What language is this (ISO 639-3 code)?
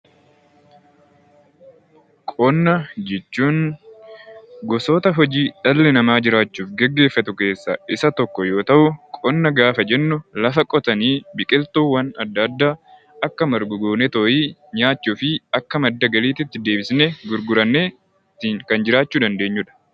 orm